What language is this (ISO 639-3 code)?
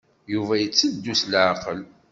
kab